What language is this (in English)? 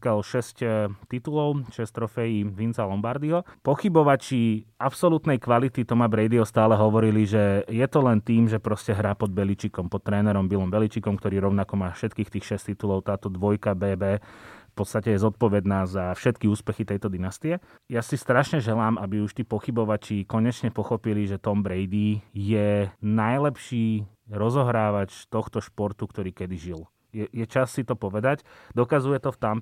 Slovak